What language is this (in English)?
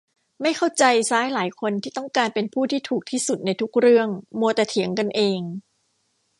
Thai